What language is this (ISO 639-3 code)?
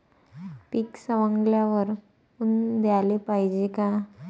mar